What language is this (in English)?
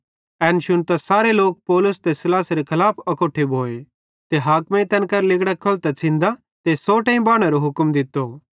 Bhadrawahi